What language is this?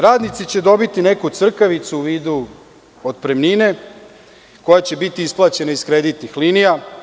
Serbian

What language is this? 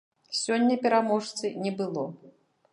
Belarusian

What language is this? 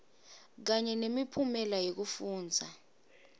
Swati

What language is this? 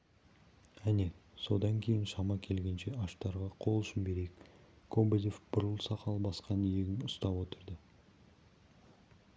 Kazakh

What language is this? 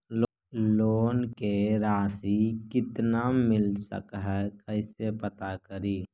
Magahi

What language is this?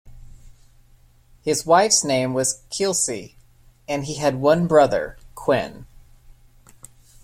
English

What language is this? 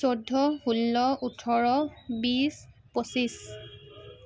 Assamese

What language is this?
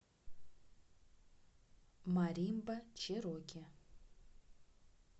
Russian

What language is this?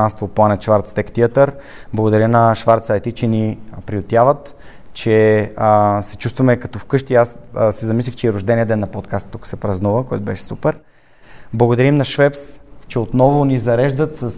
Bulgarian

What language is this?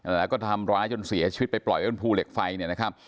Thai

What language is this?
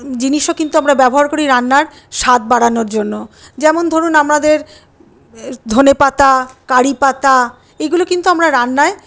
Bangla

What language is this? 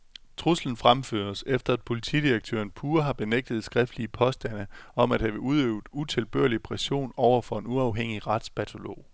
Danish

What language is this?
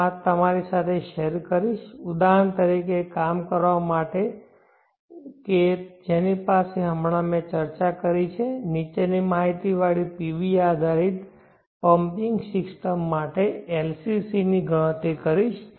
Gujarati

